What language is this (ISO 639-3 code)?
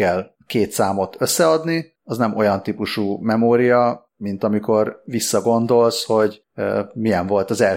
hun